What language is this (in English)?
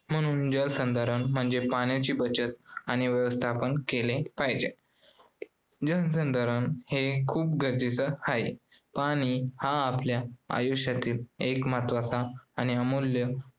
Marathi